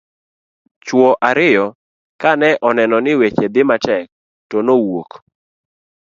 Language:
Luo (Kenya and Tanzania)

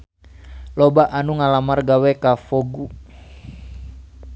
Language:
Sundanese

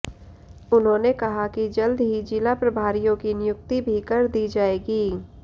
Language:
Hindi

